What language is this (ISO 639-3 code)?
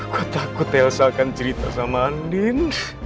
ind